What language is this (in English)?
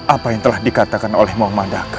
Indonesian